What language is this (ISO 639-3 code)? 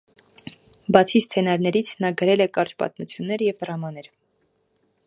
hye